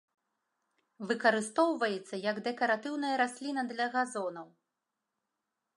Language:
Belarusian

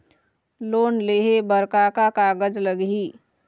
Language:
Chhattisgarhi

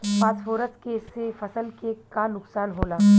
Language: Bhojpuri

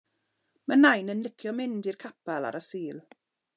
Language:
Welsh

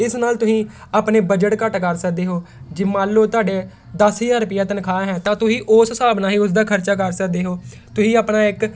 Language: Punjabi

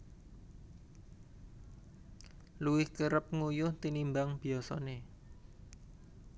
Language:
Javanese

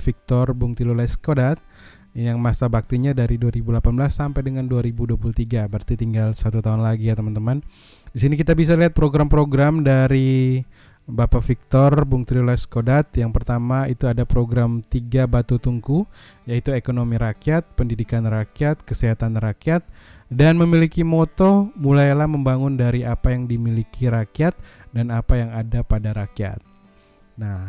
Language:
Indonesian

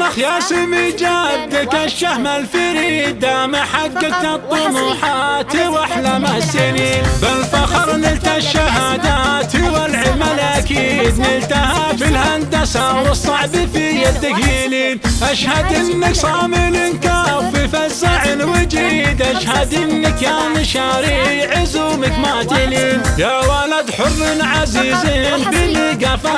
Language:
Arabic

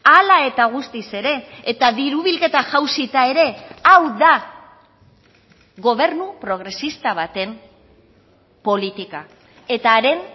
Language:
Basque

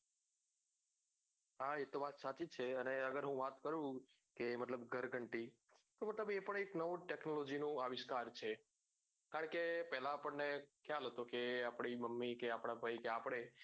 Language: Gujarati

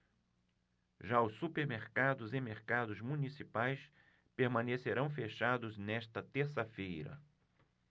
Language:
Portuguese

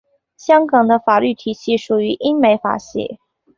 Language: Chinese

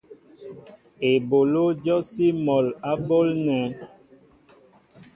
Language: Mbo (Cameroon)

